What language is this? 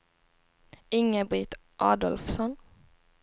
Swedish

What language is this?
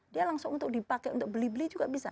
Indonesian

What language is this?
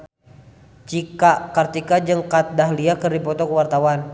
Sundanese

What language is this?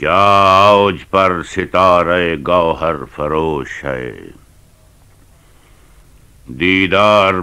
Arabic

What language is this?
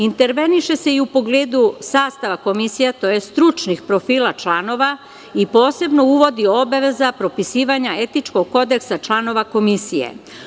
Serbian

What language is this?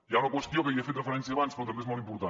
Catalan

